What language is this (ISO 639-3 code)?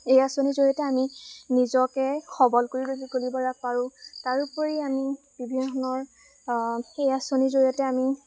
asm